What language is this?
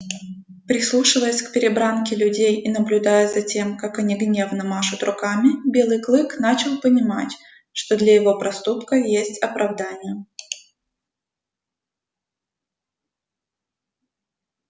Russian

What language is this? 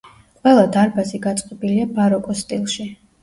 Georgian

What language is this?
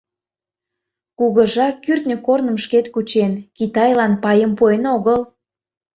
Mari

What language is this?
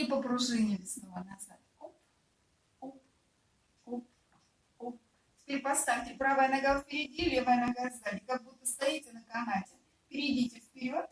Russian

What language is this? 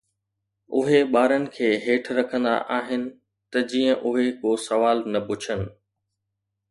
Sindhi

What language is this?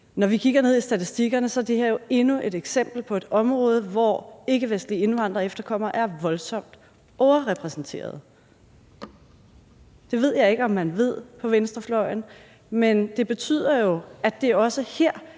Danish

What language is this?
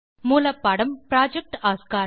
Tamil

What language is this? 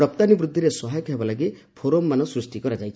Odia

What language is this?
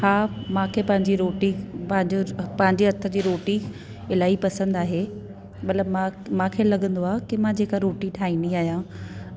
Sindhi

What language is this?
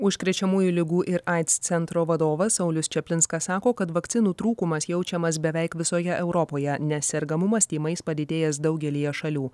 Lithuanian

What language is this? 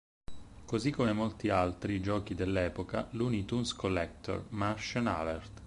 Italian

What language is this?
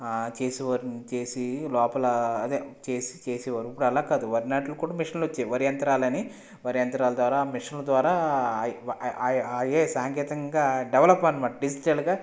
Telugu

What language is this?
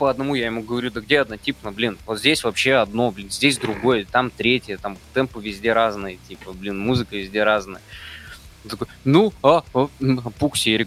Russian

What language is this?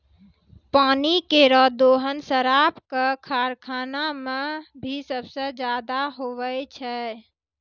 Maithili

